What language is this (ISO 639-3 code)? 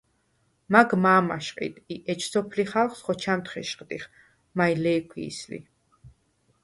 sva